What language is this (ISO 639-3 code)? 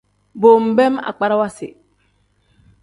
kdh